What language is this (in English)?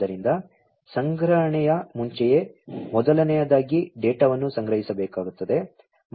Kannada